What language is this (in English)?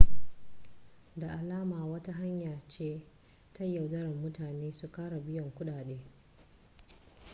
Hausa